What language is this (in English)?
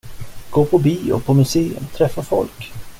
Swedish